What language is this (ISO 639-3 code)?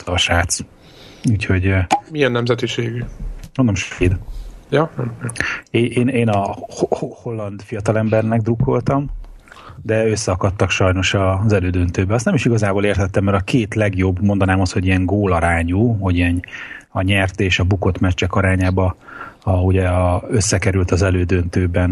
hun